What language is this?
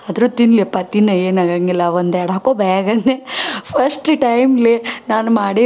Kannada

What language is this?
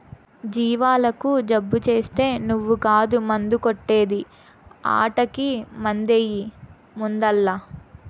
Telugu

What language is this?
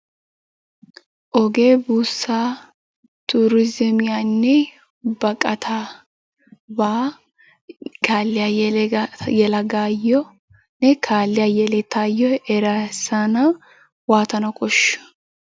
Wolaytta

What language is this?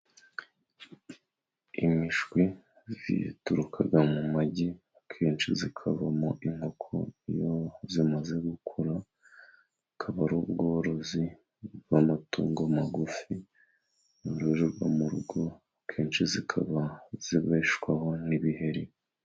Kinyarwanda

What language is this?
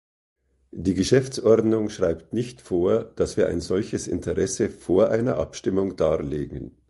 German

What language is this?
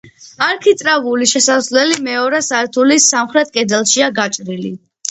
Georgian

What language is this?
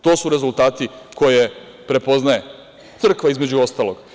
Serbian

